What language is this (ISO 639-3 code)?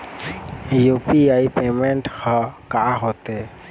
hne